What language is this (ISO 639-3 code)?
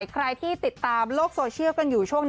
tha